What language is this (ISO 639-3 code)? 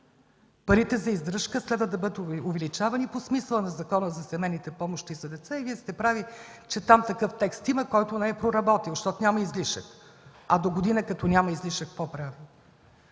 bul